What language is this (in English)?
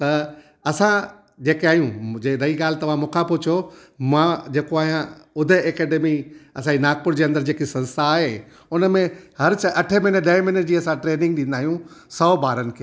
Sindhi